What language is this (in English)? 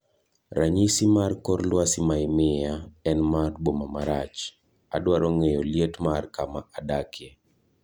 Luo (Kenya and Tanzania)